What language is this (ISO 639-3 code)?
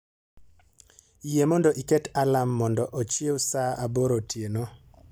luo